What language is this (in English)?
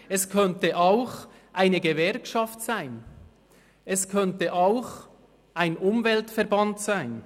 Swiss German